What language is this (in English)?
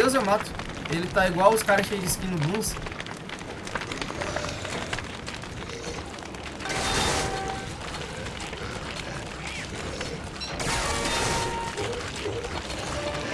Portuguese